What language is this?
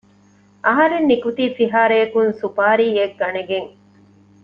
Divehi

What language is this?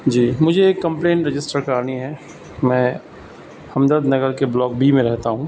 Urdu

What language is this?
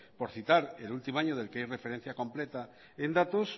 Spanish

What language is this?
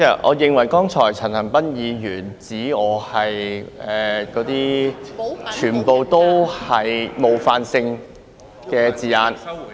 Cantonese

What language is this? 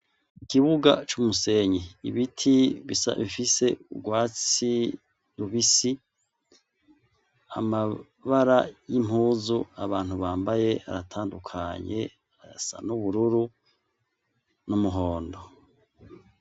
Rundi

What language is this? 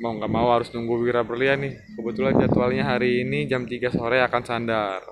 Indonesian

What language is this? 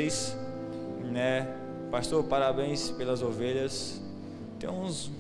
Portuguese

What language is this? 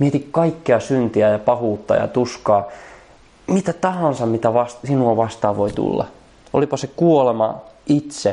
Finnish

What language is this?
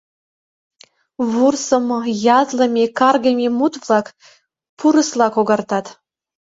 Mari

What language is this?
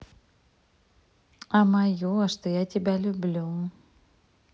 Russian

